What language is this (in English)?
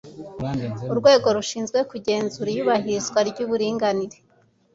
Kinyarwanda